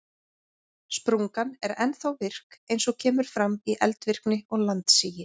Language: Icelandic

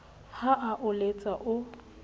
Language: Southern Sotho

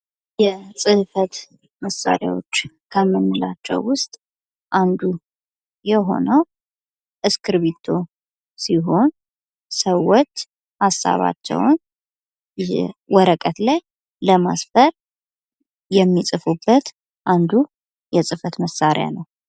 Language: Amharic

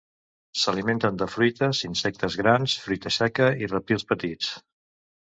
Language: Catalan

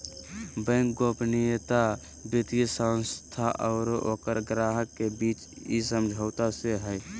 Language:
Magahi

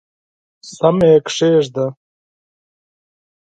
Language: Pashto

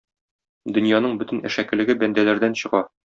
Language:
Tatar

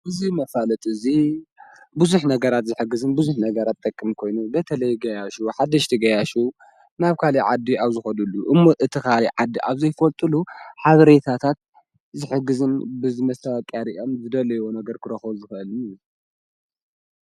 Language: Tigrinya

